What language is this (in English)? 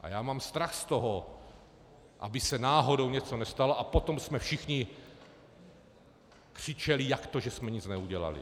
Czech